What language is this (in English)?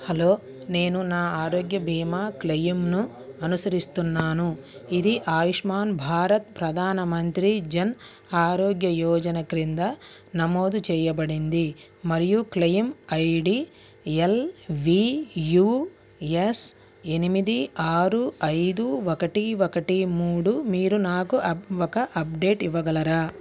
Telugu